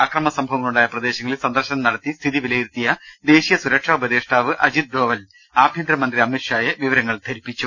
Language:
Malayalam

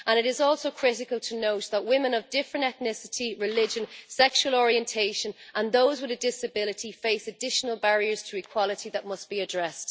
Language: English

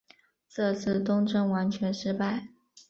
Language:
Chinese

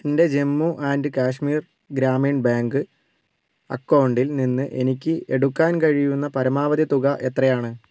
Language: Malayalam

